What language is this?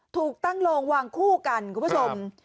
Thai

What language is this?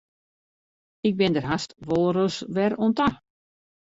Western Frisian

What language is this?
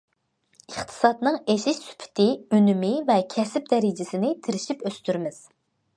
Uyghur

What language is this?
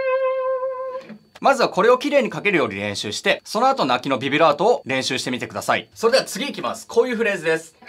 Japanese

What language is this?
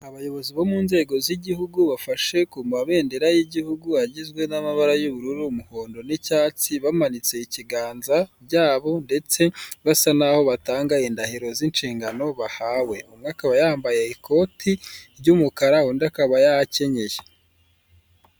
Kinyarwanda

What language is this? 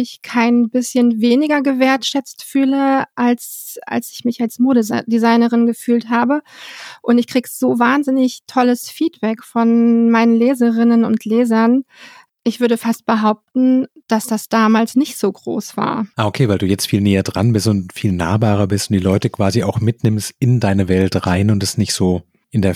German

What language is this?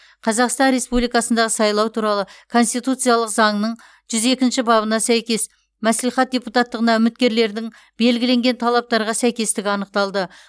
Kazakh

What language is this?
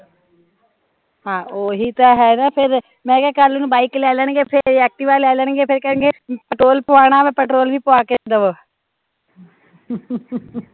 Punjabi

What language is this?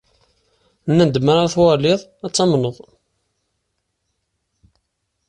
Kabyle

